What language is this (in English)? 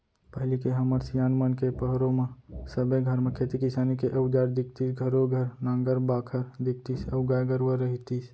Chhattisgarhi